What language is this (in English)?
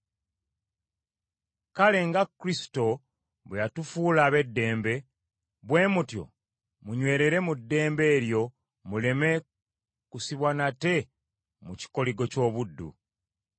Ganda